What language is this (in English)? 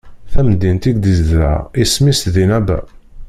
Kabyle